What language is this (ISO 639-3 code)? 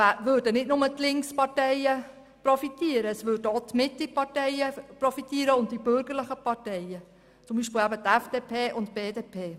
gsw